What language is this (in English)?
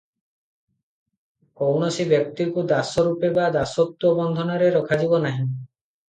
Odia